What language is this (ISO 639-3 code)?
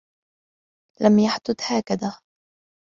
ara